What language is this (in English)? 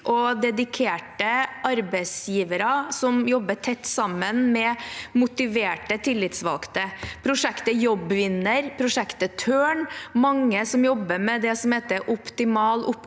Norwegian